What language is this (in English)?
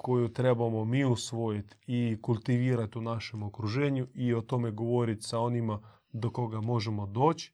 Croatian